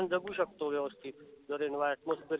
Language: Marathi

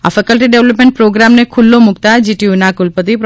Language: Gujarati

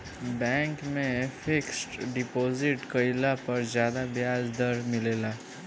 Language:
Bhojpuri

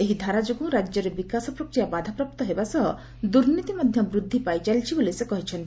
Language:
Odia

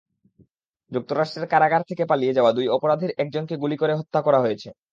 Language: Bangla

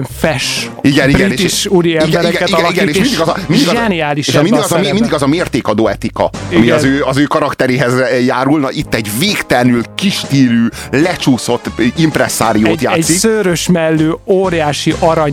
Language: Hungarian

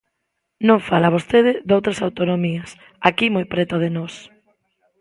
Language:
Galician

